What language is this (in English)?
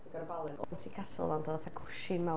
Welsh